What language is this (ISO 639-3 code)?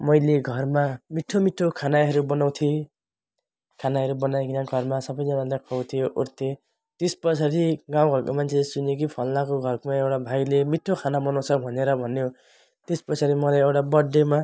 nep